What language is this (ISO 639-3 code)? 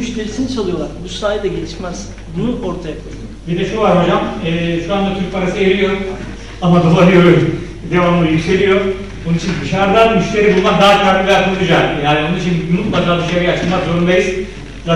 tur